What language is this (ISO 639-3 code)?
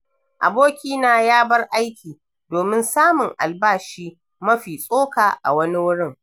hau